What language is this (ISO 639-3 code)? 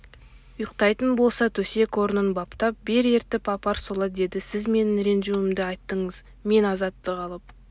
kaz